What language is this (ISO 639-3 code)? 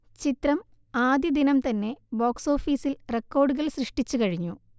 mal